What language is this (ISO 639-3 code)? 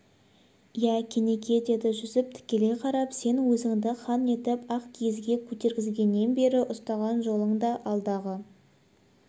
kaz